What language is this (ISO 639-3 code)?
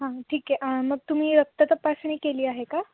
mar